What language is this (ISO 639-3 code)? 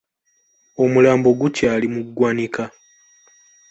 lug